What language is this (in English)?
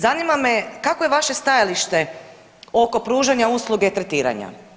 Croatian